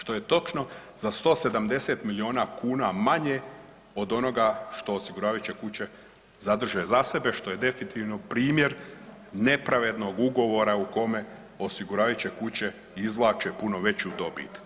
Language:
Croatian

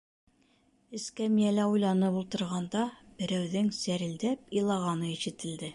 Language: Bashkir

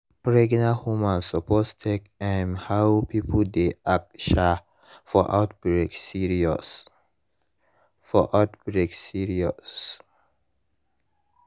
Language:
Nigerian Pidgin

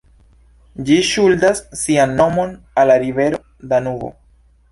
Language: Esperanto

